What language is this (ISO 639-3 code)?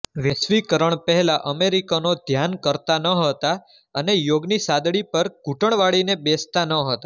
guj